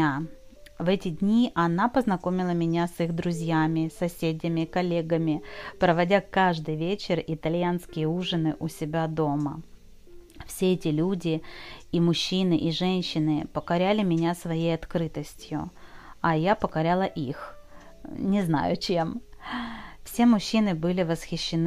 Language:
Russian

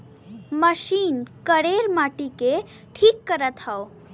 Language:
Bhojpuri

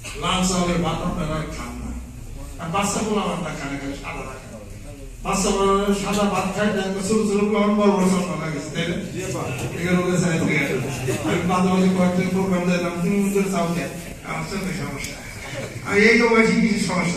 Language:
Romanian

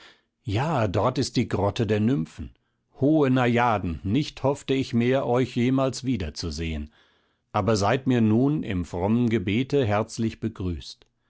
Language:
German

